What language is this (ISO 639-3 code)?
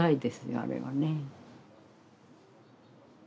jpn